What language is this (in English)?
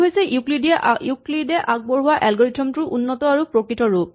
Assamese